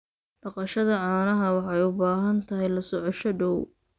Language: Somali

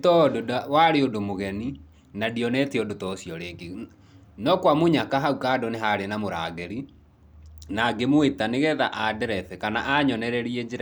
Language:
Kikuyu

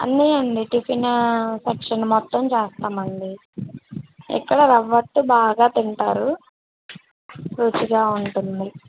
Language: Telugu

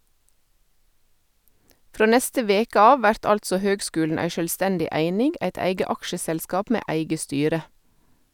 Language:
Norwegian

